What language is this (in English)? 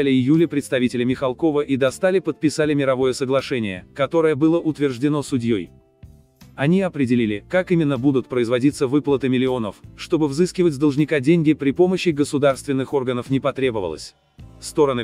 Russian